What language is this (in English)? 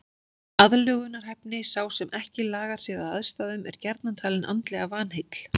Icelandic